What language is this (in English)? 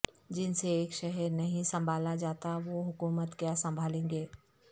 Urdu